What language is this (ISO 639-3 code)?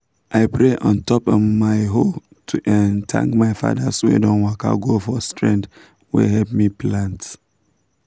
pcm